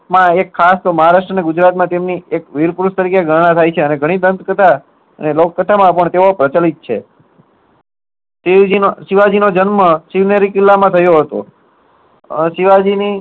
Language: Gujarati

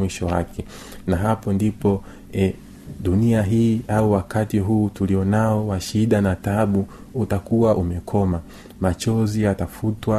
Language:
Swahili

